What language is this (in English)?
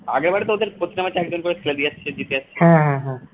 Bangla